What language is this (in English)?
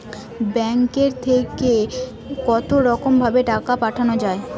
Bangla